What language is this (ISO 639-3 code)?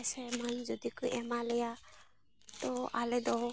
sat